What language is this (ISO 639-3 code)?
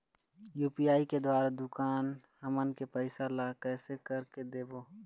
hne